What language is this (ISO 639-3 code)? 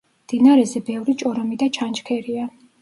kat